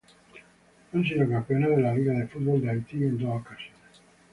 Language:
Spanish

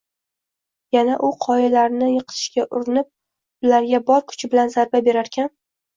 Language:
Uzbek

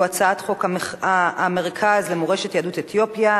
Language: Hebrew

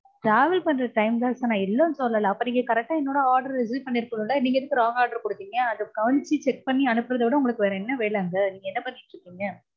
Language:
Tamil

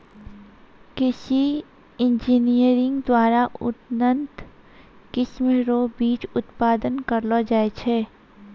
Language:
Maithili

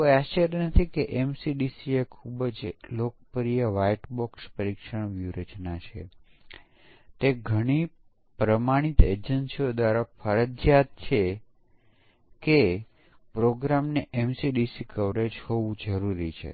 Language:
Gujarati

